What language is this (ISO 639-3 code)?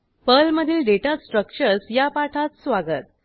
mar